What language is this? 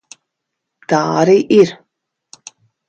Latvian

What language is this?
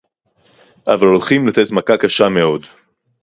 Hebrew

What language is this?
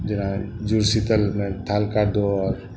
Maithili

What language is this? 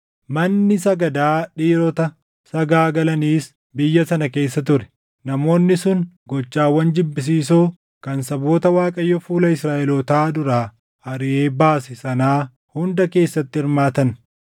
Oromo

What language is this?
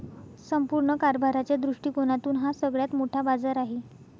Marathi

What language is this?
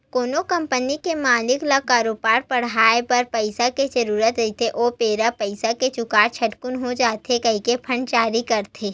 Chhattisgarhi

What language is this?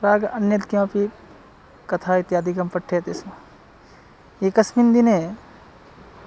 Sanskrit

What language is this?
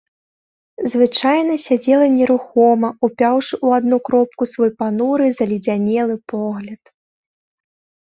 Belarusian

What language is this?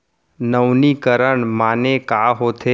Chhattisgarhi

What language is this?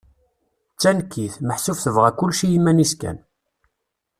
Kabyle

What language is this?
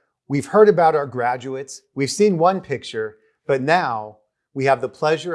English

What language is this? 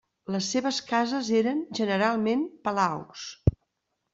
Catalan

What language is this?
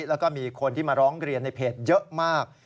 Thai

